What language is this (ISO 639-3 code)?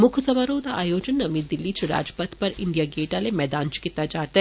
doi